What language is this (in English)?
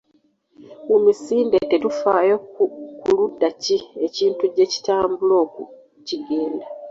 Ganda